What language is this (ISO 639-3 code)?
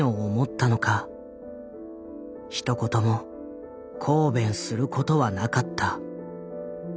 jpn